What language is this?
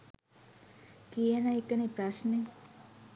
Sinhala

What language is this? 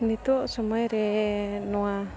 Santali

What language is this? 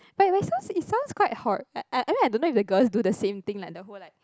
English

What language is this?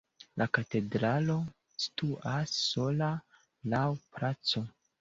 Esperanto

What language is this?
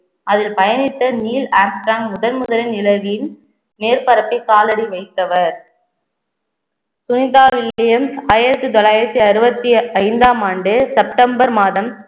Tamil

